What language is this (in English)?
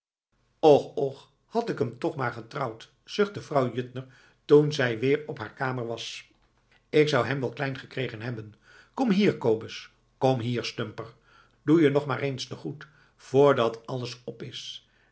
Dutch